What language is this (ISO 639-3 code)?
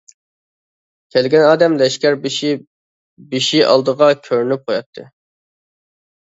uig